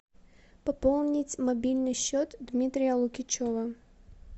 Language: Russian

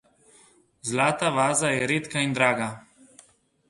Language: Slovenian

